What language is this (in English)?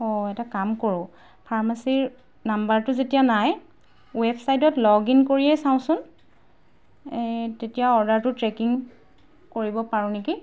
Assamese